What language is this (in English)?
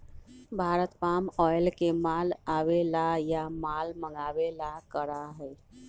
Magahi